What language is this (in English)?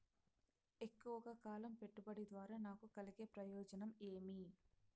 Telugu